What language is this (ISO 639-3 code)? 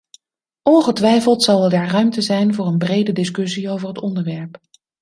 nld